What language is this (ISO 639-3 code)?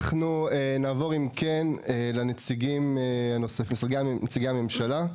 heb